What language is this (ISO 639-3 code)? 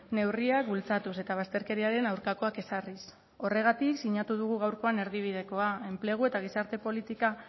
eus